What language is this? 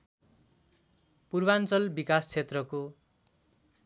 Nepali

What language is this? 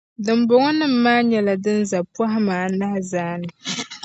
Dagbani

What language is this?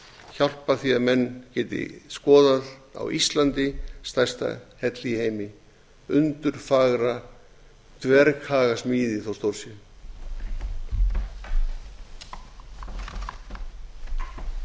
Icelandic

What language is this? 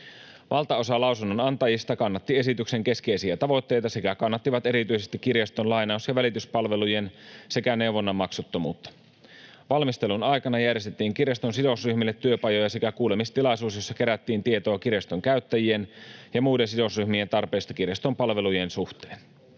Finnish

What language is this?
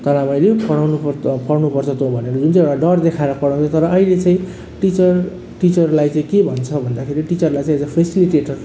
Nepali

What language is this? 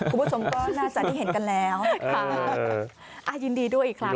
Thai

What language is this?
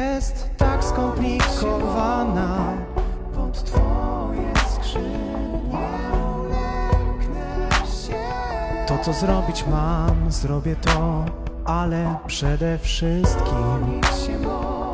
Polish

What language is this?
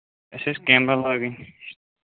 Kashmiri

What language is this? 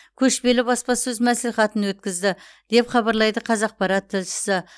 Kazakh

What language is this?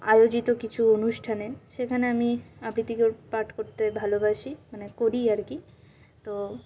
Bangla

